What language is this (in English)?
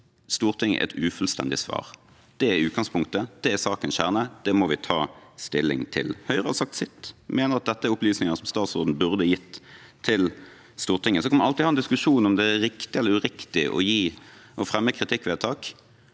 Norwegian